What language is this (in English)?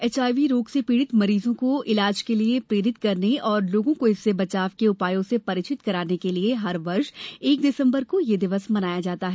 Hindi